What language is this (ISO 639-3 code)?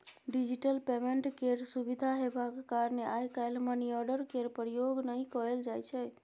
mai